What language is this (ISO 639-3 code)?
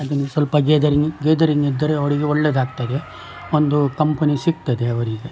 kan